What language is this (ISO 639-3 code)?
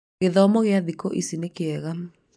kik